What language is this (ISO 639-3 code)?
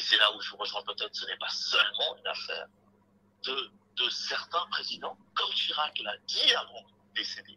fra